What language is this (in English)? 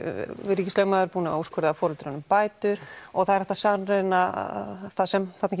Icelandic